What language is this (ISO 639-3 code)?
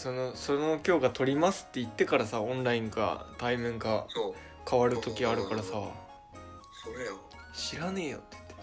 jpn